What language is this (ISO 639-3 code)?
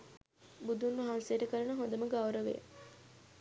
sin